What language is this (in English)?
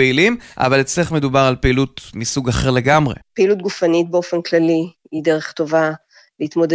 Hebrew